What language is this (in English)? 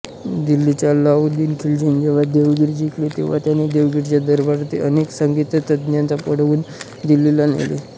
Marathi